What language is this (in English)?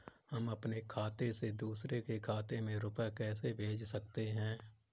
Hindi